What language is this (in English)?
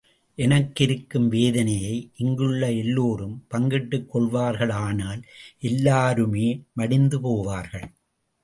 Tamil